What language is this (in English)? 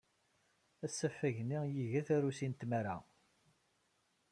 Kabyle